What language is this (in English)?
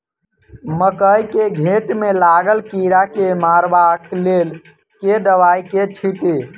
Maithili